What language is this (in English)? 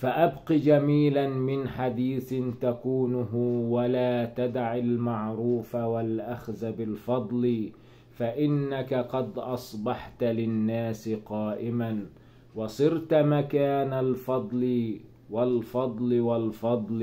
Arabic